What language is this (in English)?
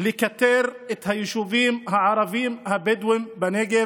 Hebrew